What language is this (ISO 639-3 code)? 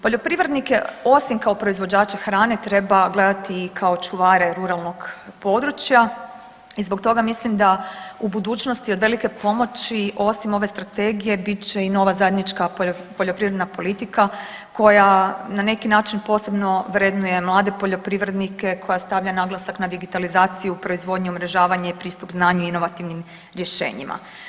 hrv